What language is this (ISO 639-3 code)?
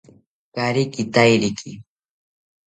cpy